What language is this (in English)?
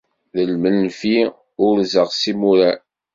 Kabyle